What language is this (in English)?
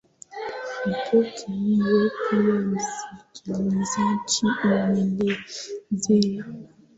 Swahili